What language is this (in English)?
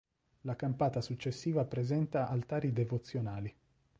Italian